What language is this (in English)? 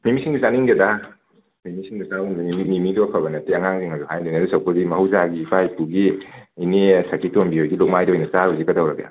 Manipuri